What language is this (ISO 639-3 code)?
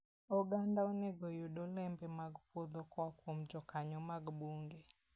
luo